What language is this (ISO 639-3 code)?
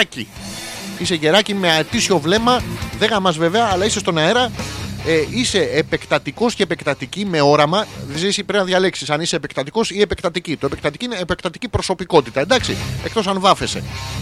ell